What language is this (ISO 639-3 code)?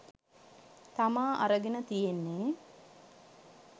sin